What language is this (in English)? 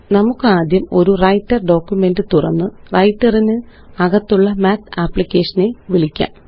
Malayalam